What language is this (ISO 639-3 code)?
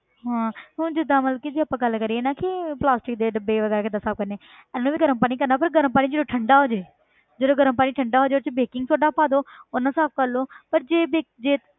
pan